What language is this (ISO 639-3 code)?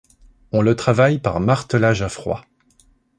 fra